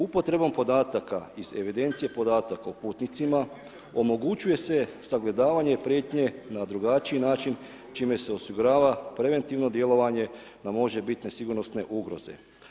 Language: Croatian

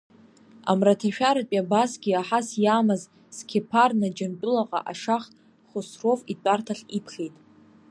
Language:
Abkhazian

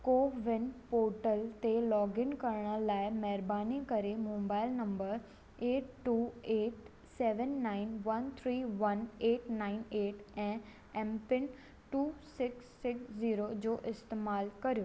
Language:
Sindhi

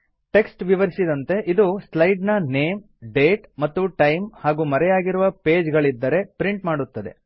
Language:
Kannada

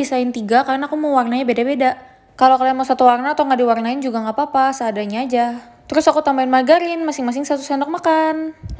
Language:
Indonesian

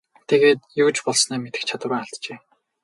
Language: Mongolian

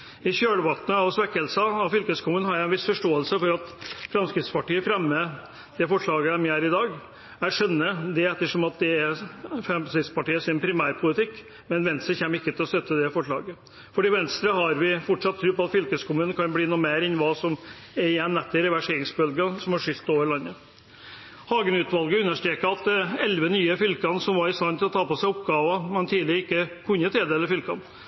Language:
Norwegian Bokmål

